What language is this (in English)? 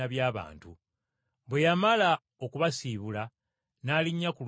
Ganda